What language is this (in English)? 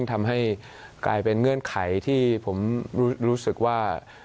Thai